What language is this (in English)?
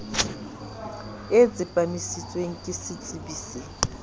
Southern Sotho